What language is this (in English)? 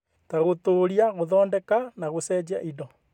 Kikuyu